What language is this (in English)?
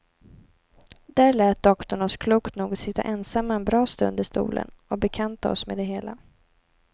Swedish